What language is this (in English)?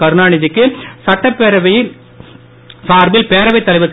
Tamil